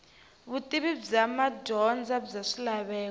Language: Tsonga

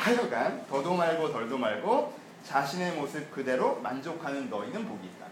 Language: Korean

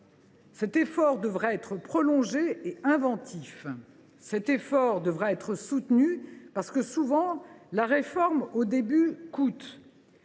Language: French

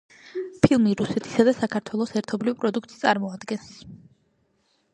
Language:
Georgian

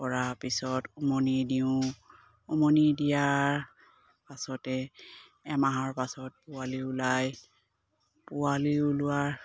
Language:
Assamese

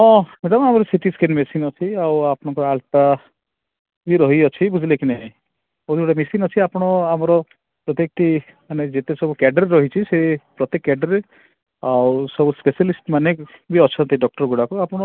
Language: Odia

